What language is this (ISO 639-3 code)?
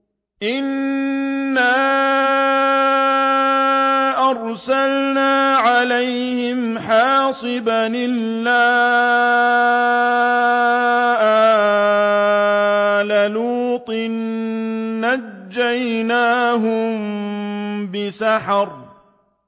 ara